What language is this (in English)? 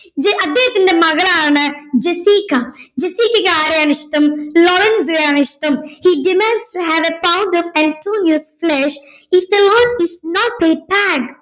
Malayalam